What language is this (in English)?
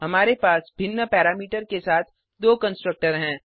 Hindi